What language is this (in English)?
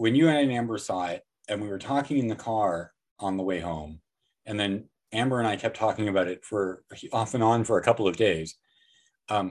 English